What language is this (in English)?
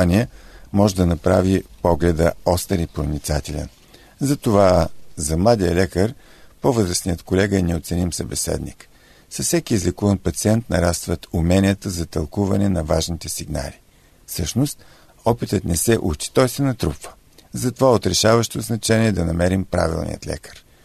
Bulgarian